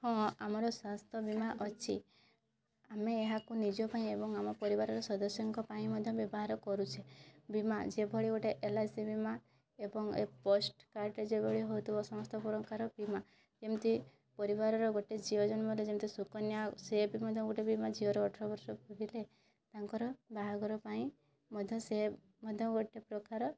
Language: Odia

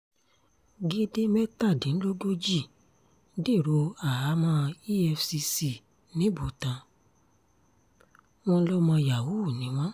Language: Yoruba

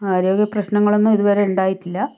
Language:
Malayalam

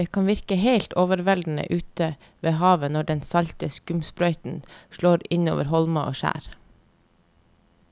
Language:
Norwegian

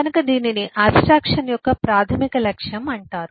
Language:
Telugu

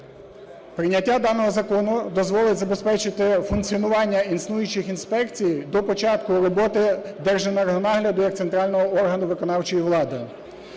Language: Ukrainian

